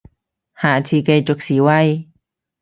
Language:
Cantonese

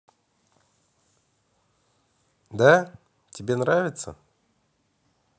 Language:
Russian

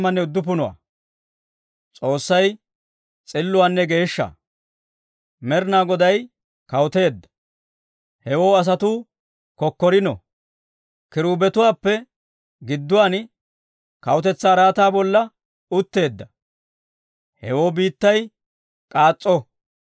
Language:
Dawro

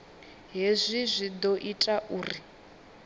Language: Venda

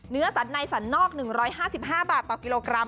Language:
Thai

